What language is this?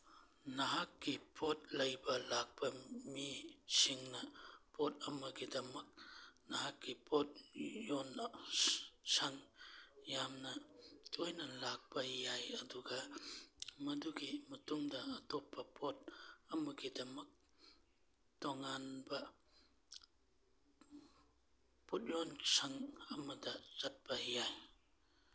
Manipuri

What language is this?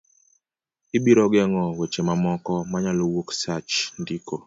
Luo (Kenya and Tanzania)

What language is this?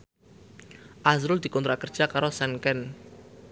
Javanese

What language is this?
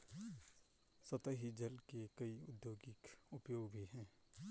Hindi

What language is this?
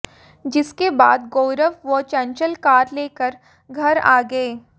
Hindi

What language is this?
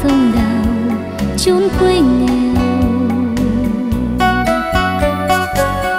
Vietnamese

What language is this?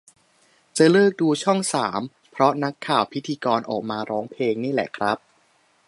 Thai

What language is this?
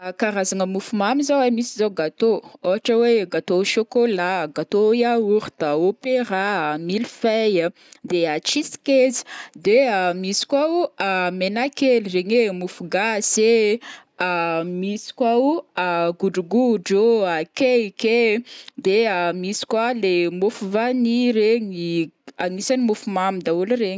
Northern Betsimisaraka Malagasy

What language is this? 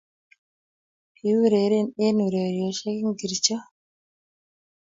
Kalenjin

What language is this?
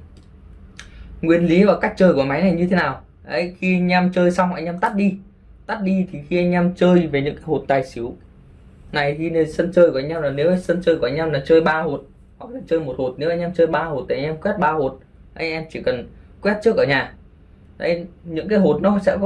Vietnamese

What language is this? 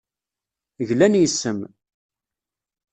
Kabyle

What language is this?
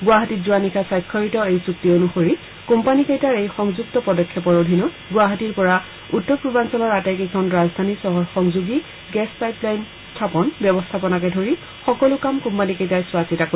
Assamese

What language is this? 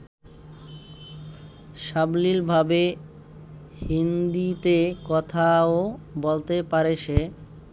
Bangla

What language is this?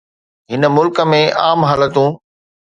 Sindhi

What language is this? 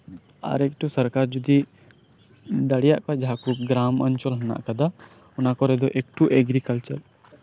Santali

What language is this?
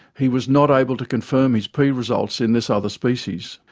English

